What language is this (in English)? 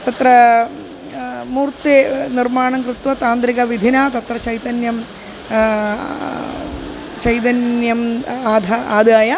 Sanskrit